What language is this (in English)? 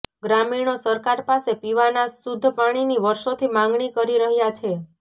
Gujarati